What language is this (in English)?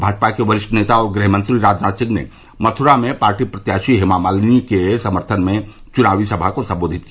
Hindi